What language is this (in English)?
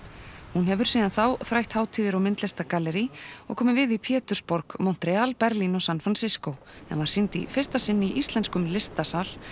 Icelandic